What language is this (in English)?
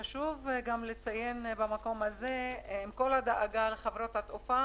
Hebrew